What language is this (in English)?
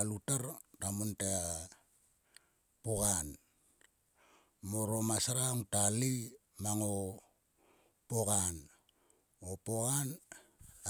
Sulka